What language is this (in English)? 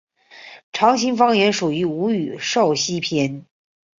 Chinese